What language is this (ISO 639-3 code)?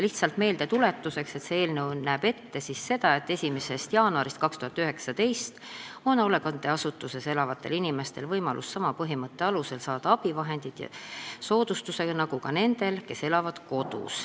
est